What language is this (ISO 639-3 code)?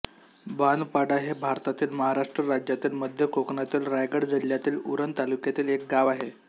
mar